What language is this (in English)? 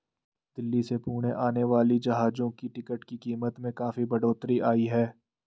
Hindi